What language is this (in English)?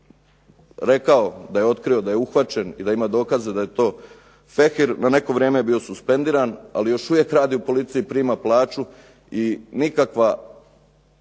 Croatian